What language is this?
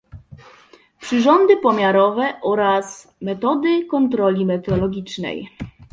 Polish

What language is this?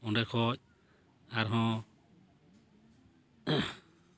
Santali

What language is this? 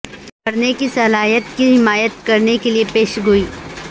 Urdu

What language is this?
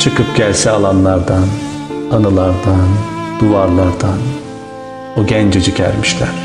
Turkish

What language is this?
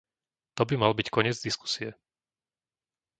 Slovak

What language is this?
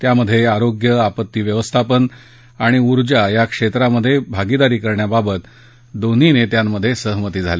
Marathi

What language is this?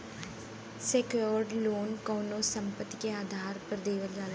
Bhojpuri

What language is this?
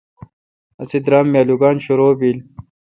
Kalkoti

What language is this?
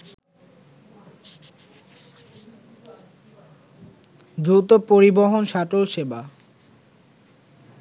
Bangla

